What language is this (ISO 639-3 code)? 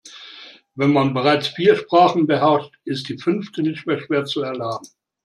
deu